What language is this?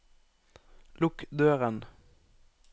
Norwegian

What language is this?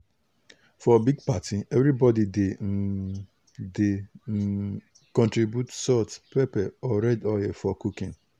Nigerian Pidgin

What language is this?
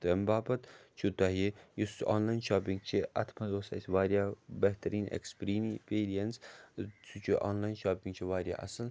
Kashmiri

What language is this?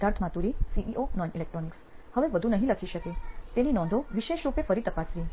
Gujarati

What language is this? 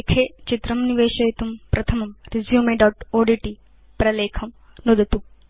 Sanskrit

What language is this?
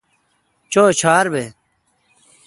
Kalkoti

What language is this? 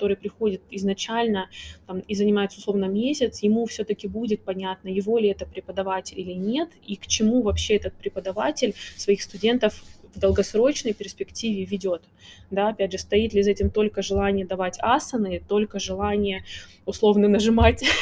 Russian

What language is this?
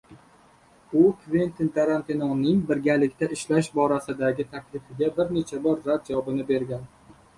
Uzbek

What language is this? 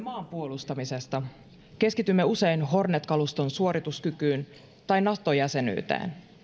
Finnish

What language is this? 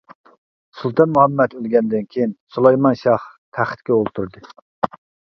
Uyghur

